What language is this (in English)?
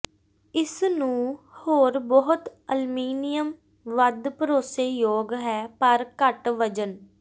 Punjabi